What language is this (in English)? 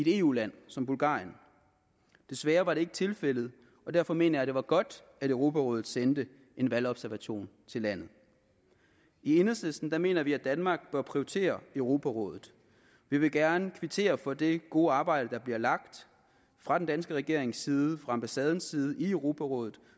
Danish